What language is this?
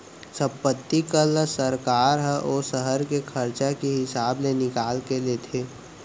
Chhattisgarhi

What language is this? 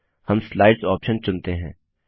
Hindi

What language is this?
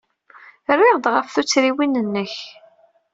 Kabyle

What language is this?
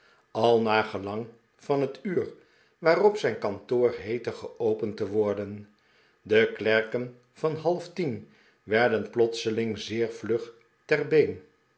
Dutch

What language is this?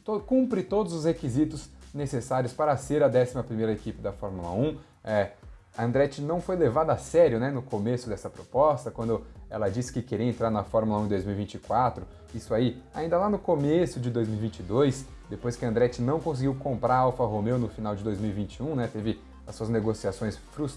Portuguese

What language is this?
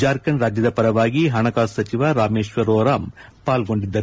Kannada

